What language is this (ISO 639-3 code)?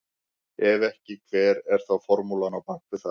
isl